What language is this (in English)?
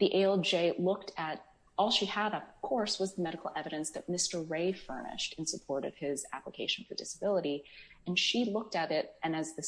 English